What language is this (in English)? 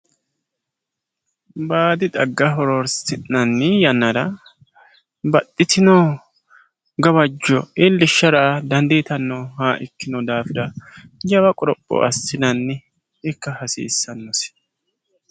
Sidamo